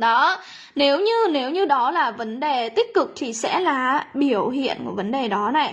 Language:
Vietnamese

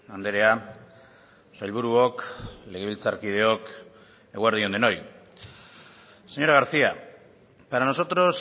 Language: Basque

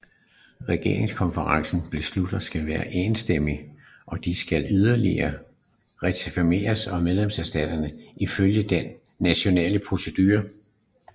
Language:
Danish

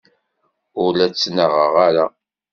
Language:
Kabyle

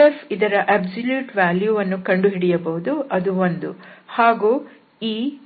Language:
Kannada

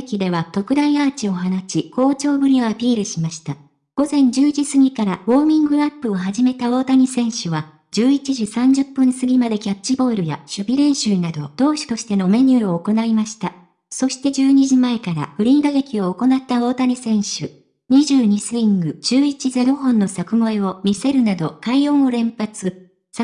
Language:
Japanese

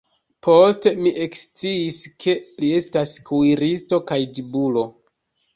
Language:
Esperanto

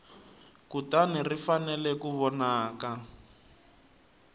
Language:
Tsonga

